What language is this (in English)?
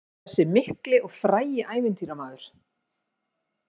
Icelandic